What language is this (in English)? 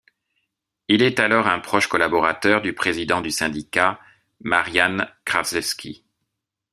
French